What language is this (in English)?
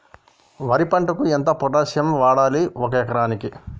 Telugu